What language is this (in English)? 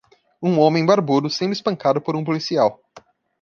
Portuguese